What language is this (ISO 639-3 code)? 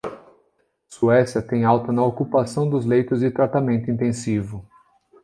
por